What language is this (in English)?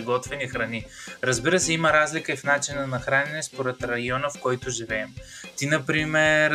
Bulgarian